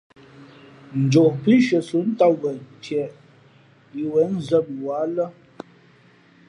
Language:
Fe'fe'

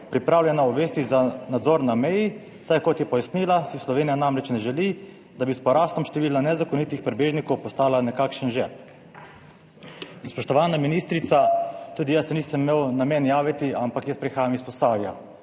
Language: Slovenian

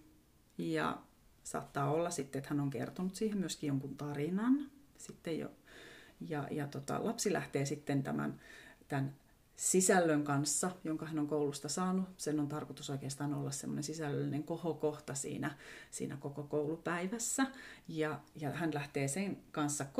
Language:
Finnish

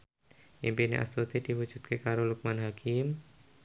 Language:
Javanese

